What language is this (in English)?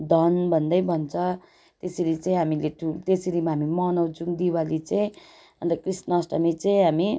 Nepali